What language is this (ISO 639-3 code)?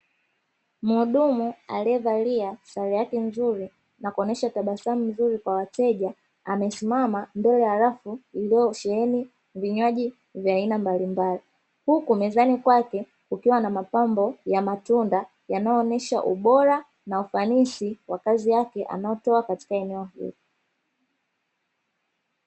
swa